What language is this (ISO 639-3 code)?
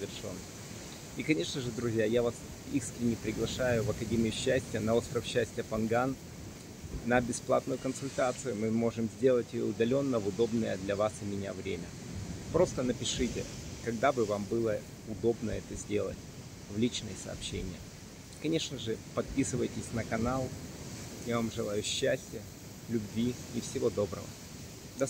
rus